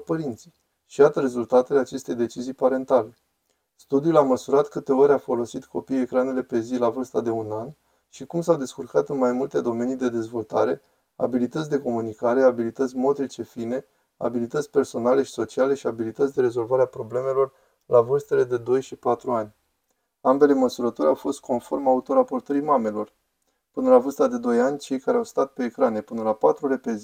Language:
Romanian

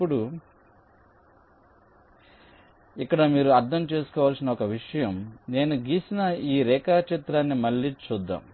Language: Telugu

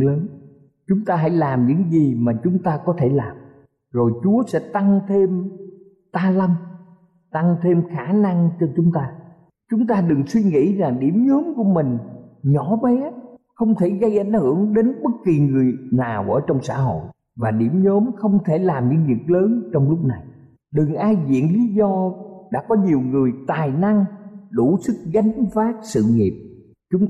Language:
Vietnamese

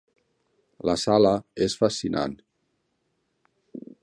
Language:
Catalan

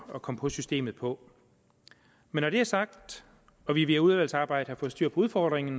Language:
Danish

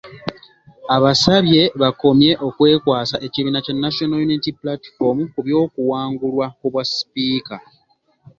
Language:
Ganda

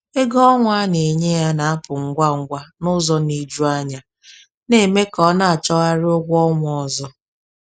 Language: Igbo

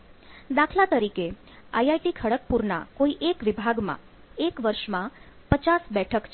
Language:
Gujarati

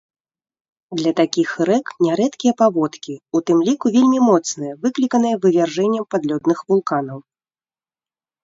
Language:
Belarusian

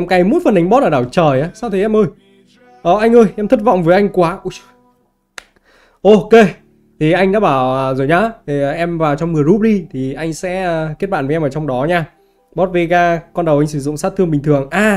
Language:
Vietnamese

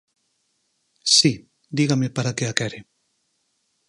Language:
Galician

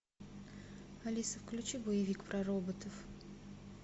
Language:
Russian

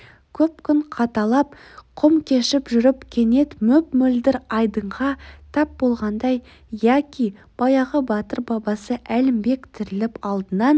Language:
Kazakh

